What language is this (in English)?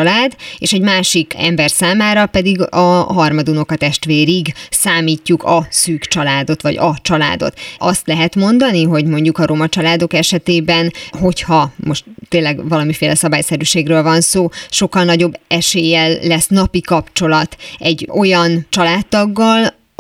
Hungarian